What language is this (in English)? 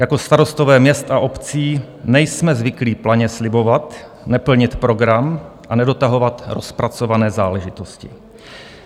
Czech